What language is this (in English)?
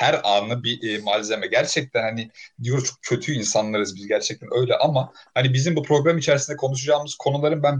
Turkish